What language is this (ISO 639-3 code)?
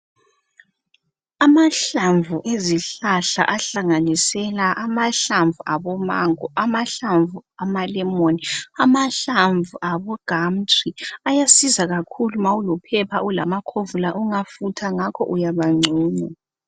nde